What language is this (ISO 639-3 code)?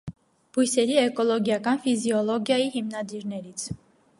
hye